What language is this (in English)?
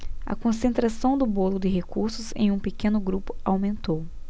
Portuguese